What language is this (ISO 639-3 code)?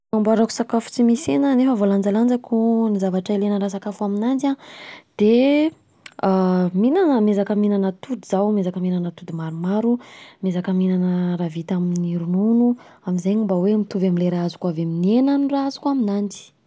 bzc